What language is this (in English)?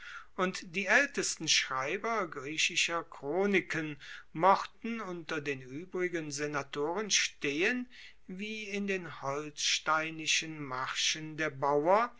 German